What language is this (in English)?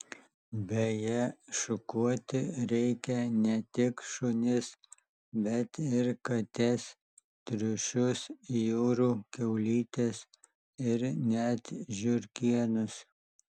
Lithuanian